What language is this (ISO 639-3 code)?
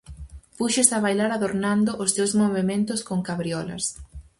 glg